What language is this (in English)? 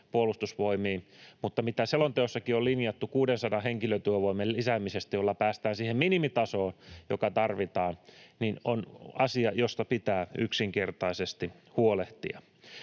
Finnish